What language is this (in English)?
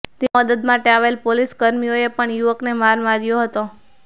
Gujarati